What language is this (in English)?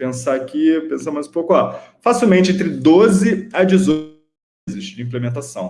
Portuguese